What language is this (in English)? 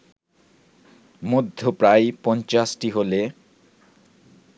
Bangla